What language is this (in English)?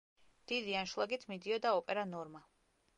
Georgian